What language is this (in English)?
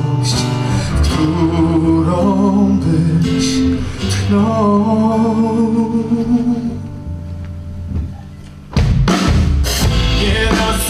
Polish